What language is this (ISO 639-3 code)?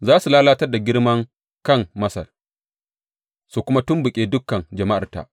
hau